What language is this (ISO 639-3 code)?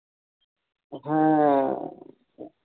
sat